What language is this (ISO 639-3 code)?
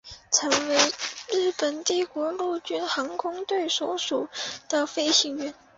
zho